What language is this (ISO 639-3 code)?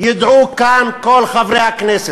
heb